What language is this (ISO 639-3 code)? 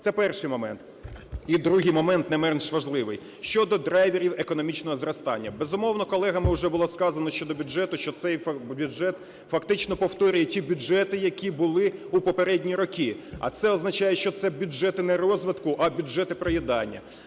ukr